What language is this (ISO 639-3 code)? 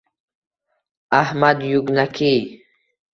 uzb